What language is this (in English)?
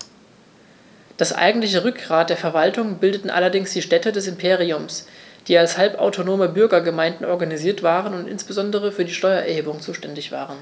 German